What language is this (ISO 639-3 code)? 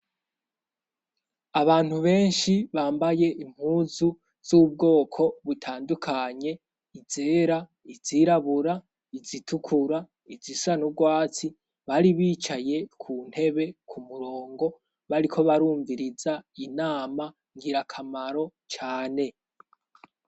run